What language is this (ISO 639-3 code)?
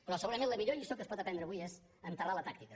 cat